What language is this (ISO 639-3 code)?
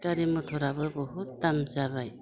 brx